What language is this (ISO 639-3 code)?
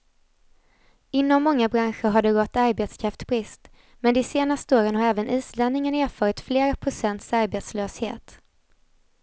swe